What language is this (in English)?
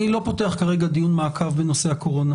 Hebrew